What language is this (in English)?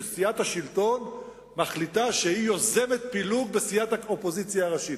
Hebrew